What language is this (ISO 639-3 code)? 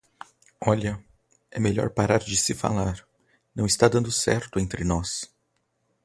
por